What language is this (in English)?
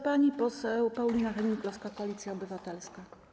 Polish